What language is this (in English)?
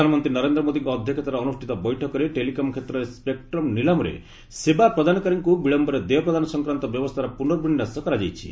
Odia